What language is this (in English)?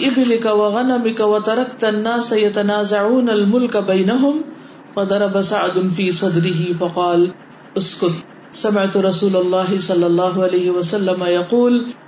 Urdu